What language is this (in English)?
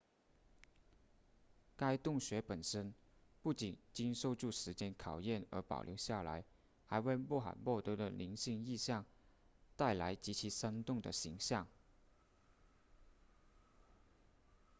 Chinese